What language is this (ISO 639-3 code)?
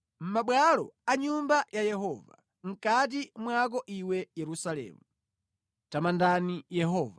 nya